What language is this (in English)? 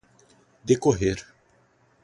Portuguese